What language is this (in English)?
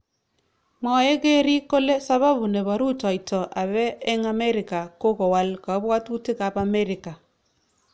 Kalenjin